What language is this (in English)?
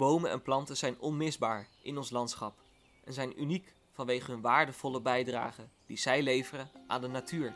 Dutch